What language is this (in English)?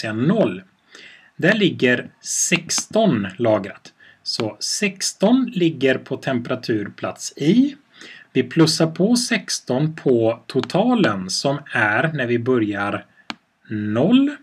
Swedish